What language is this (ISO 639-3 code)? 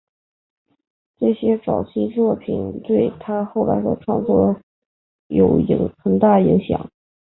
zho